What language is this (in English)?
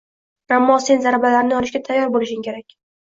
Uzbek